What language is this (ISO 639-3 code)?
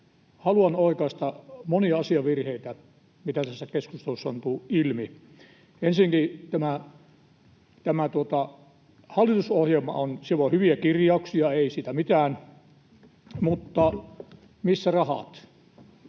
fin